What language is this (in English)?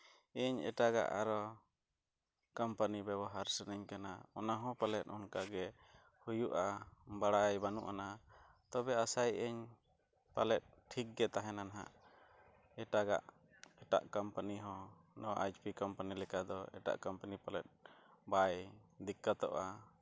Santali